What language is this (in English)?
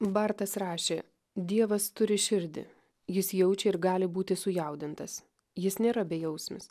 Lithuanian